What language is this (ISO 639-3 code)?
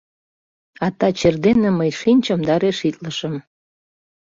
chm